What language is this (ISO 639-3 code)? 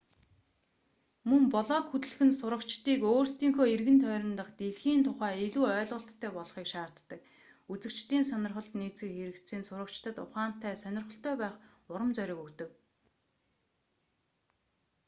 mon